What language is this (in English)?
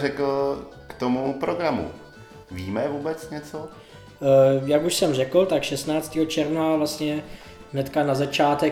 Czech